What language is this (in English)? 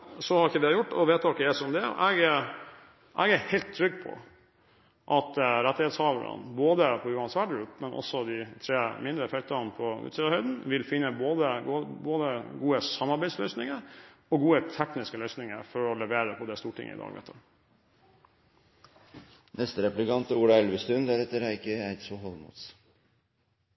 Norwegian Bokmål